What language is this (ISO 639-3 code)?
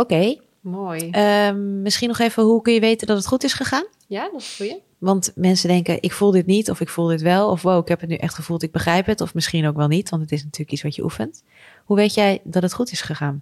nld